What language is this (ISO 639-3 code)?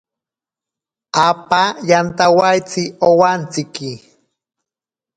prq